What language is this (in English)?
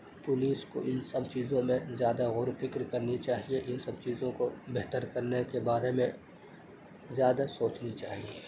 Urdu